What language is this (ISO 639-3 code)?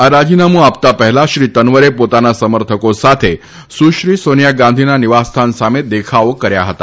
guj